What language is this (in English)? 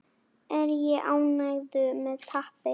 Icelandic